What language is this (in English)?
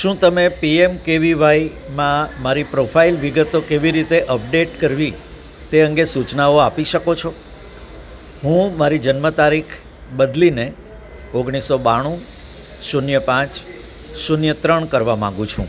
Gujarati